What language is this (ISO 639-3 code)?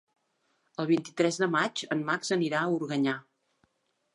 cat